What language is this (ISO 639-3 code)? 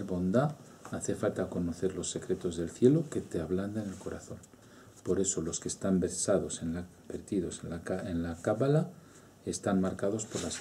spa